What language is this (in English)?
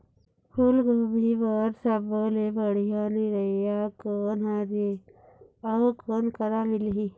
Chhattisgarhi